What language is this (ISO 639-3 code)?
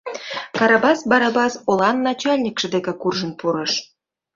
chm